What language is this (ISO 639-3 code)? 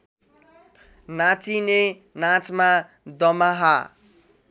nep